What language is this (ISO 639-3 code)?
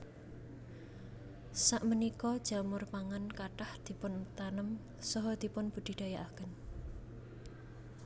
jav